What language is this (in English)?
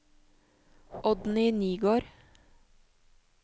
Norwegian